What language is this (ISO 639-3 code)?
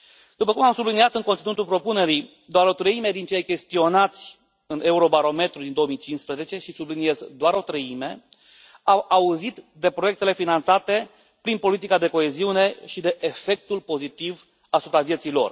ron